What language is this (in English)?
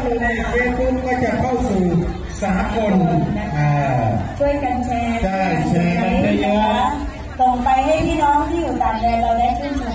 Thai